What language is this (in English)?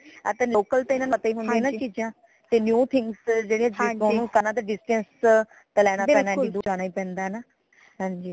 Punjabi